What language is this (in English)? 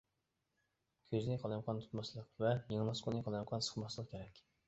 Uyghur